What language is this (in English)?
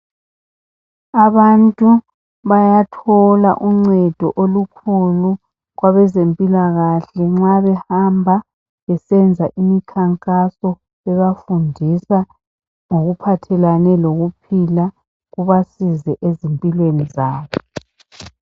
North Ndebele